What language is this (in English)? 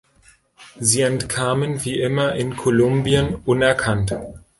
German